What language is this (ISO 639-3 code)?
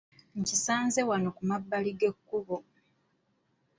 lug